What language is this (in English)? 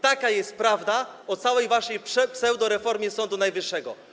Polish